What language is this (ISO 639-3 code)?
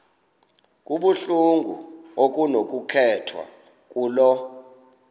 xho